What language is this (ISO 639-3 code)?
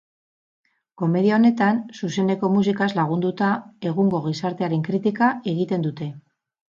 eus